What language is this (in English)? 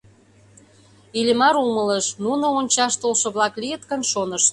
Mari